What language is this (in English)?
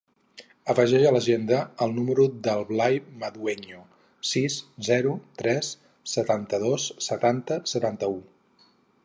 Catalan